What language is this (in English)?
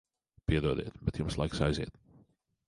Latvian